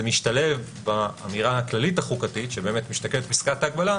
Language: Hebrew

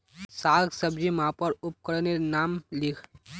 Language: Magahi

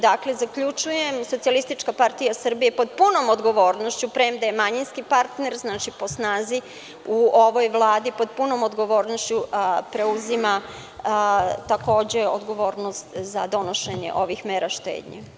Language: Serbian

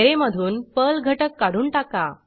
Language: Marathi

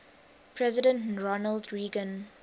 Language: English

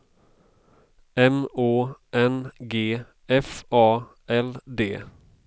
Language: Swedish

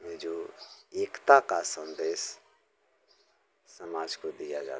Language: Hindi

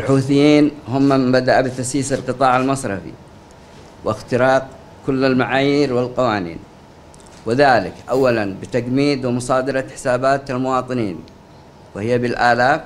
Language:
Arabic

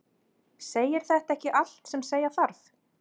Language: Icelandic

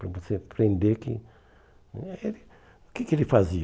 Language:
Portuguese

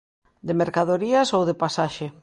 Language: Galician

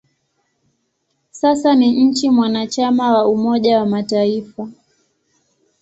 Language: Swahili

